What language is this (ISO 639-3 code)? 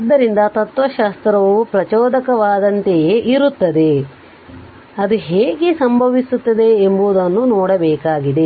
kan